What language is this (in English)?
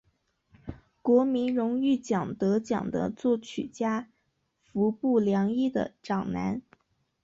Chinese